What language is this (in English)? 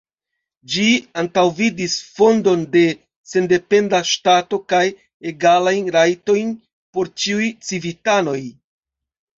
Esperanto